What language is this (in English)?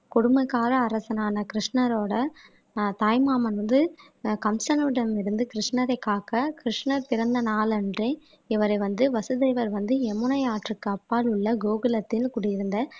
Tamil